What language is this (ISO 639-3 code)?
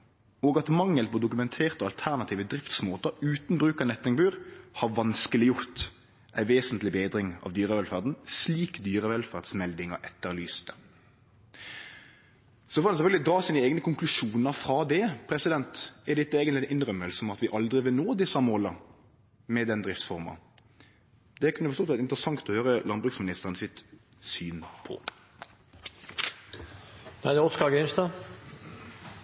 nno